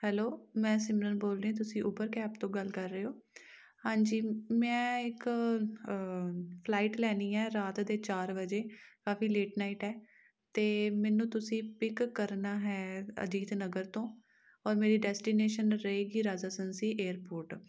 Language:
Punjabi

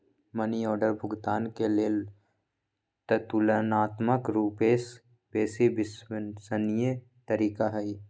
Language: Magahi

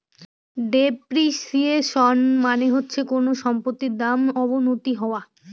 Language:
Bangla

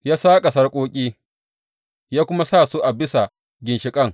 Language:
Hausa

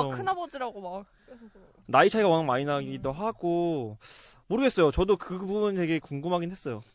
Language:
Korean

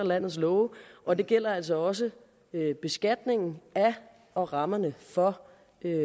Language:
Danish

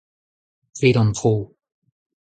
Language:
Breton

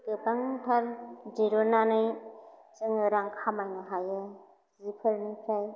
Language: Bodo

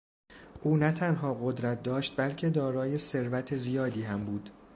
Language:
Persian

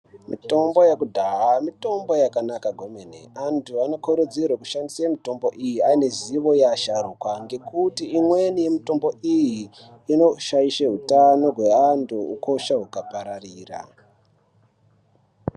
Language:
Ndau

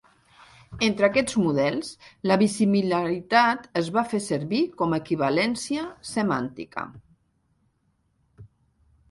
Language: Catalan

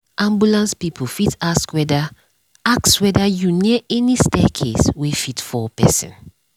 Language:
Nigerian Pidgin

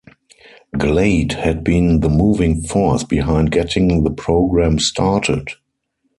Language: English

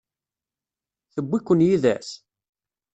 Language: Kabyle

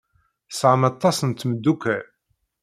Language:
Kabyle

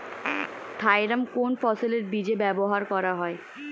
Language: Bangla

